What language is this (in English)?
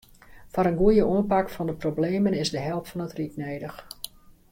Western Frisian